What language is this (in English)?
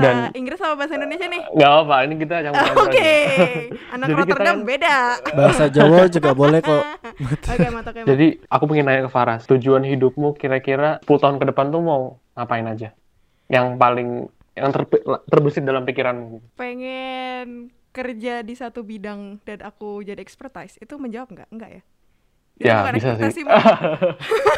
Indonesian